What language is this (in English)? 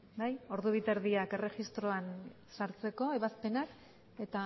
Basque